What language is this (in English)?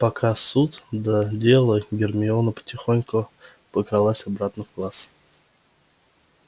Russian